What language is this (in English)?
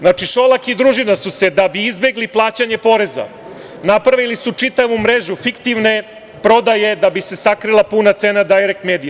Serbian